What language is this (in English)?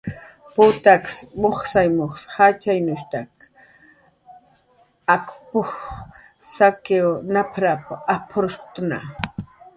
Jaqaru